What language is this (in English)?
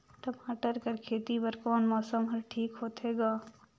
Chhattisgarhi